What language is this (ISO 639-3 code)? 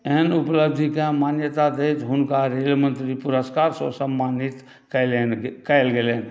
mai